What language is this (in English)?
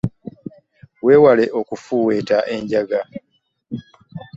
Ganda